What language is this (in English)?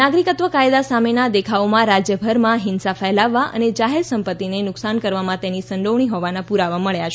Gujarati